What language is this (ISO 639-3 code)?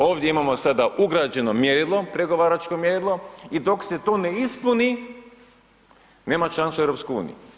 hrv